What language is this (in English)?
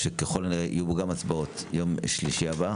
Hebrew